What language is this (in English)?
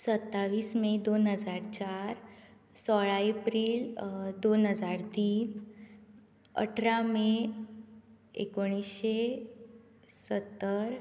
Konkani